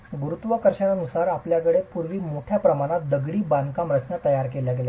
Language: Marathi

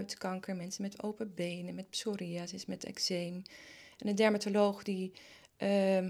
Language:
Dutch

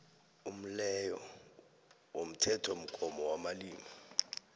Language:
South Ndebele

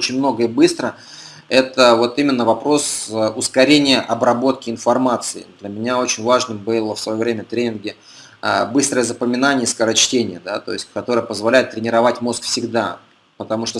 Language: Russian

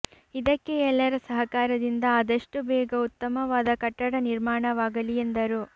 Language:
Kannada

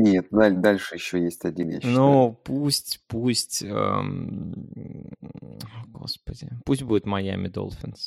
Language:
Russian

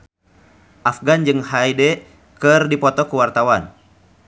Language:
Sundanese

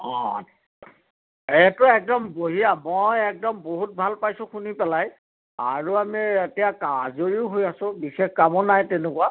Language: Assamese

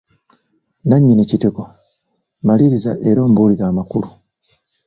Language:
Ganda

